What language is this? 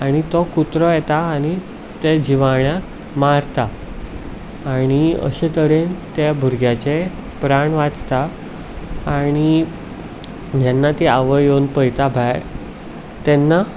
Konkani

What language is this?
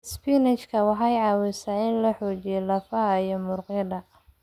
Somali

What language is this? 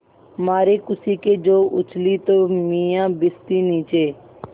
Hindi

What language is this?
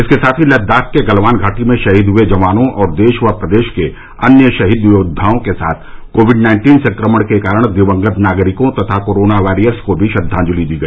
Hindi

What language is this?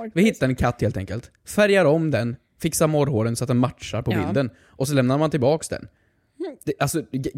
Swedish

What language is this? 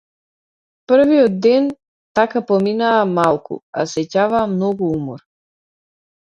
Macedonian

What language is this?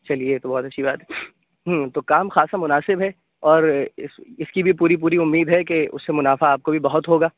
Urdu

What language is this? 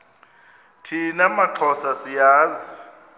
Xhosa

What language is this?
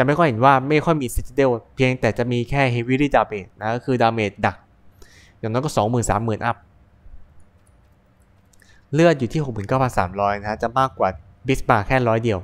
Thai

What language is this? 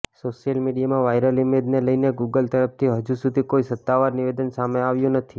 Gujarati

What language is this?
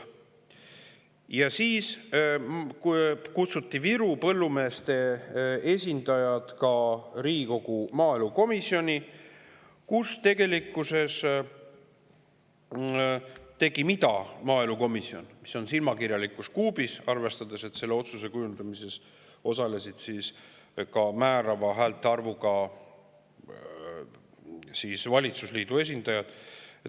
Estonian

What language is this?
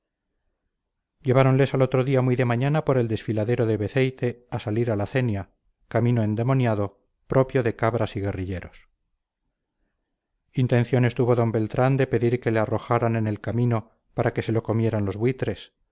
Spanish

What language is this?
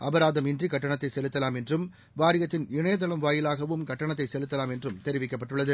Tamil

